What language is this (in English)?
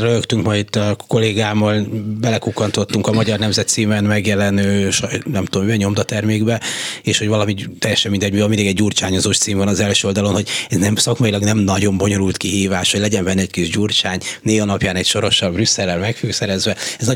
Hungarian